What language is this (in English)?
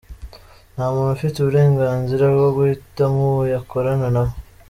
Kinyarwanda